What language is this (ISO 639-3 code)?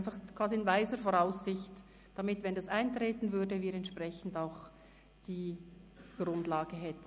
gsw